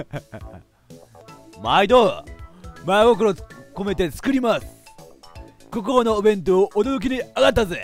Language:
Japanese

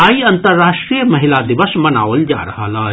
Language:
Maithili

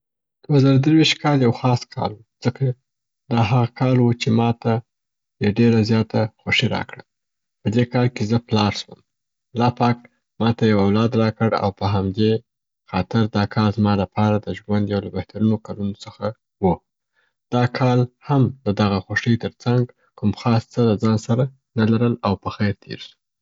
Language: Southern Pashto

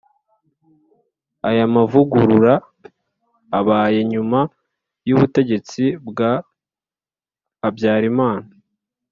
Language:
Kinyarwanda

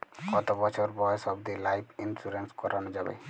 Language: Bangla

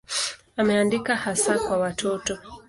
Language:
Swahili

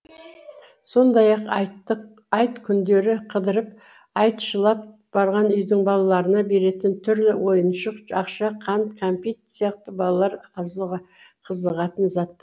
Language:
Kazakh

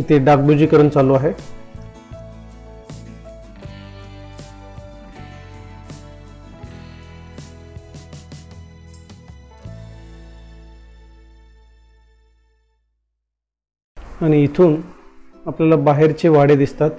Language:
Hindi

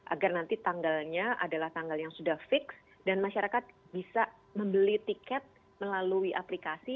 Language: Indonesian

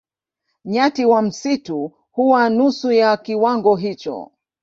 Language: Swahili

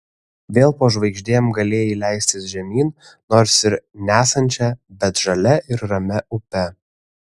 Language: Lithuanian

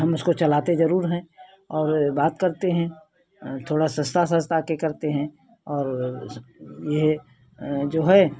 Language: Hindi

